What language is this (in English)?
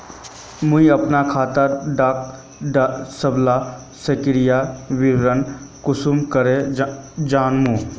Magahi